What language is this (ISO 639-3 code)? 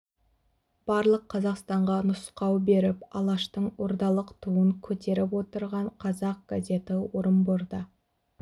kaz